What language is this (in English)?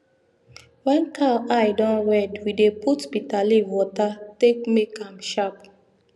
Nigerian Pidgin